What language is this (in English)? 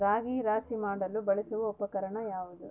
Kannada